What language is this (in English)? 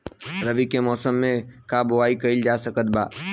Bhojpuri